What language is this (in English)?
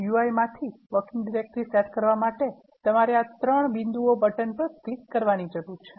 Gujarati